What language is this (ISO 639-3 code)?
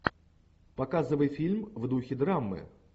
rus